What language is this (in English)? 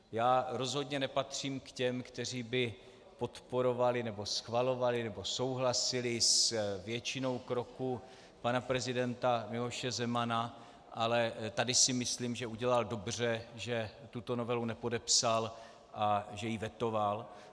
Czech